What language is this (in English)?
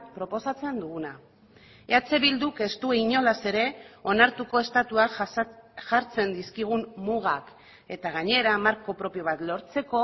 Basque